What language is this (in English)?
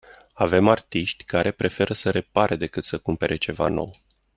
Romanian